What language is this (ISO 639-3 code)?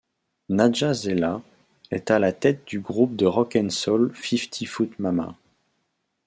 fra